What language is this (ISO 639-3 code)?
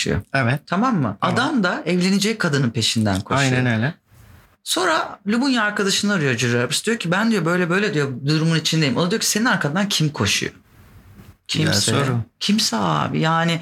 tur